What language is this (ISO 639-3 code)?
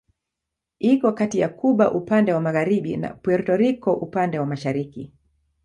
swa